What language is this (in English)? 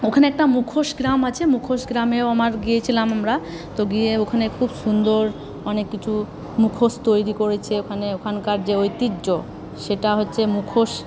Bangla